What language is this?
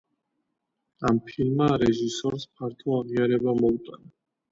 Georgian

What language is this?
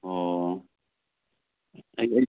Manipuri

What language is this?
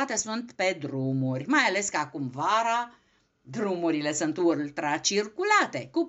Romanian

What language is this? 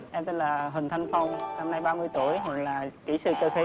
Vietnamese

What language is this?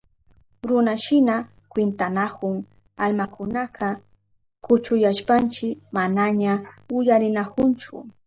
Southern Pastaza Quechua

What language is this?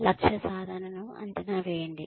Telugu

